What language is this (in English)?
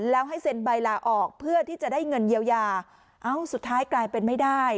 Thai